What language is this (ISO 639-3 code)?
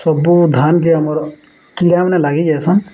ori